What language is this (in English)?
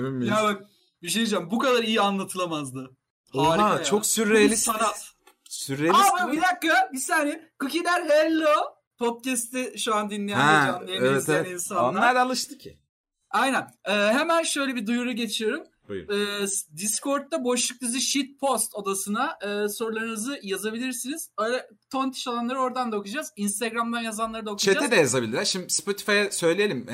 Turkish